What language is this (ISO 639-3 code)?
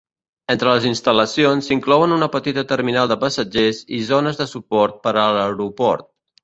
cat